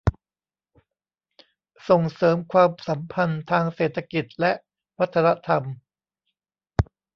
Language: Thai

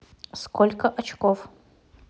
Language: Russian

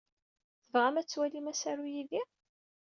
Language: Kabyle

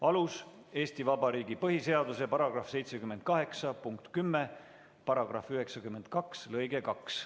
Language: Estonian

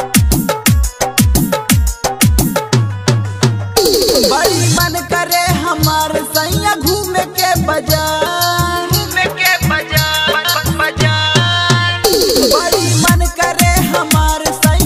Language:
Hindi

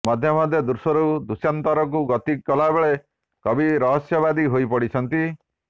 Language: Odia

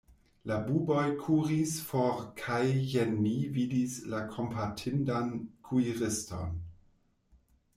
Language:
Esperanto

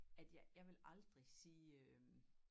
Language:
Danish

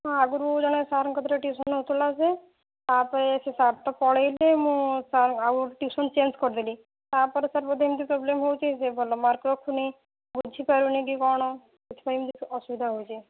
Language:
Odia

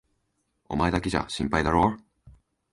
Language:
Japanese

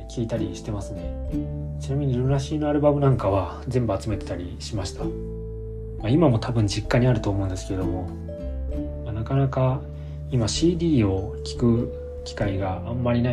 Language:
Japanese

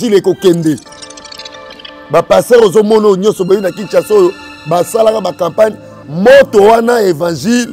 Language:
French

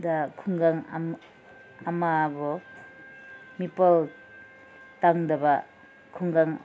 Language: Manipuri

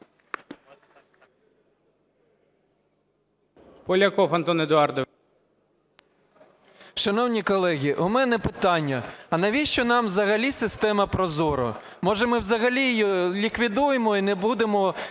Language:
Ukrainian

